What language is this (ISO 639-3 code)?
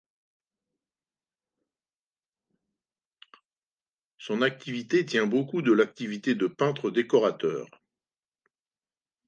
fra